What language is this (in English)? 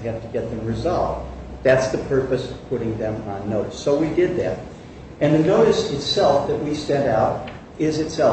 English